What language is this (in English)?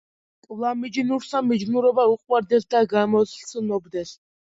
Georgian